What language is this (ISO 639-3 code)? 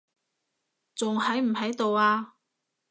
yue